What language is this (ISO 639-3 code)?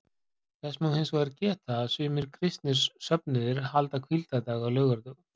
isl